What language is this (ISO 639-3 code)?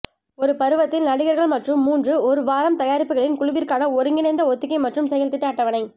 tam